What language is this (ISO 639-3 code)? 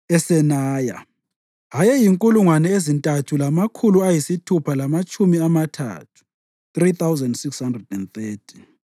nde